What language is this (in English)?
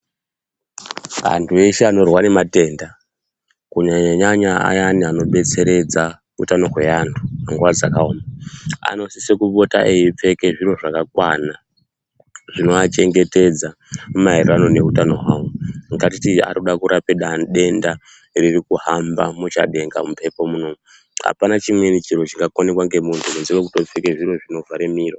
Ndau